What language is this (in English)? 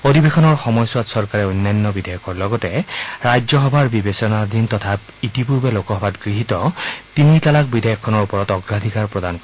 Assamese